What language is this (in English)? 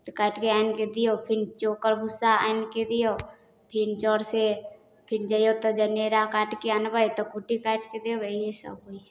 Maithili